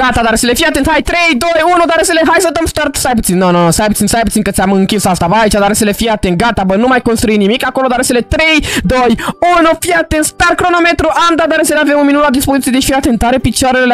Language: Romanian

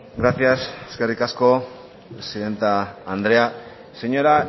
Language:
Basque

